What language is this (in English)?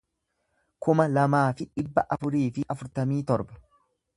Oromo